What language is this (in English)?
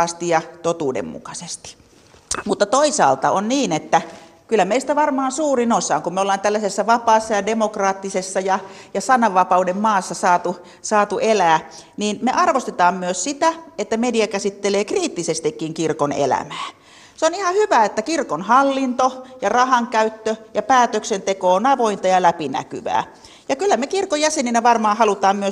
Finnish